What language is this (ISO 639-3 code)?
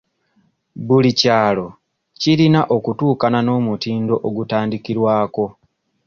lug